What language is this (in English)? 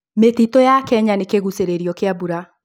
Kikuyu